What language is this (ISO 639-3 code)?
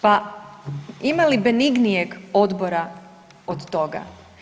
hrv